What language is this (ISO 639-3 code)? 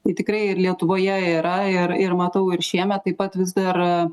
lit